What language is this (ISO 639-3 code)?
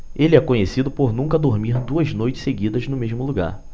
por